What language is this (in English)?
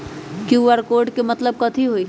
Magahi